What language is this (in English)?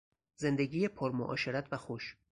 Persian